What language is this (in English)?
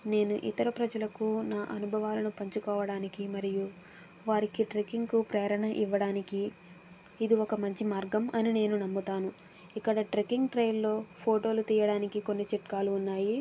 Telugu